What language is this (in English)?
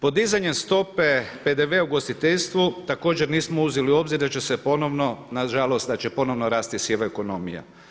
Croatian